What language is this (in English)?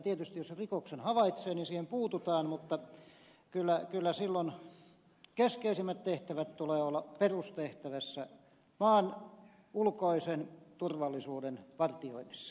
Finnish